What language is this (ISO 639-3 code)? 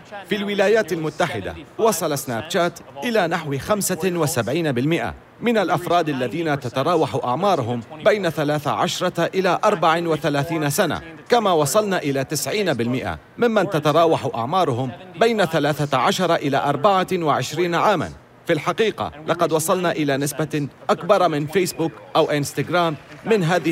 ara